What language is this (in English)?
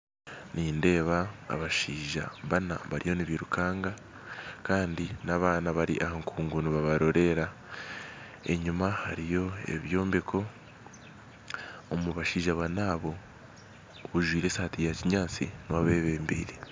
Nyankole